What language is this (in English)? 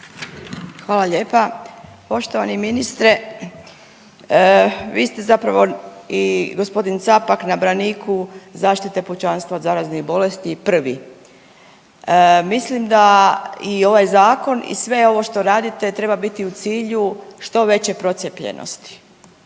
Croatian